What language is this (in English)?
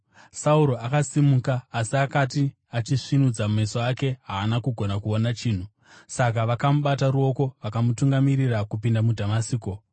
Shona